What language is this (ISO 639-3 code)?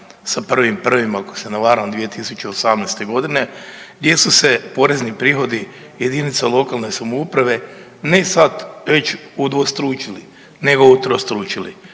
hrv